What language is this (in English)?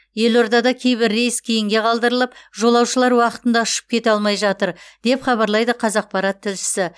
Kazakh